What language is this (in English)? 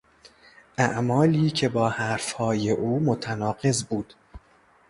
Persian